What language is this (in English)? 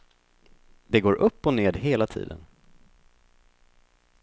Swedish